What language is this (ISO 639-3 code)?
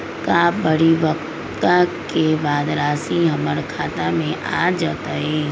mag